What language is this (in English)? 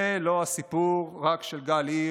Hebrew